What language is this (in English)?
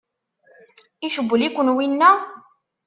Kabyle